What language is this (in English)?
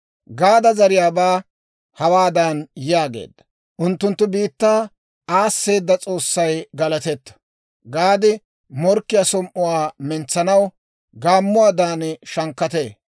Dawro